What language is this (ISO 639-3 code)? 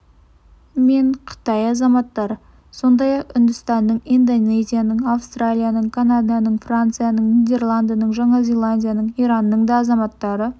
kaz